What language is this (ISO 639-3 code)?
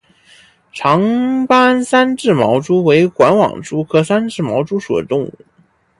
zho